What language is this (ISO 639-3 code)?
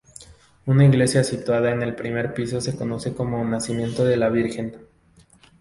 spa